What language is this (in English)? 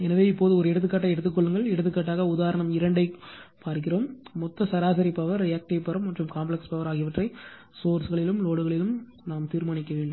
Tamil